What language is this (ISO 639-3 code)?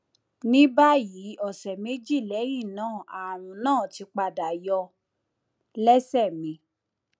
yor